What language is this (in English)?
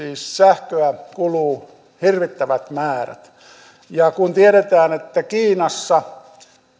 Finnish